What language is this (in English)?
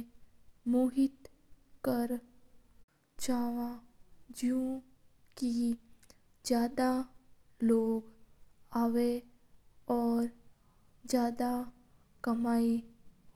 Mewari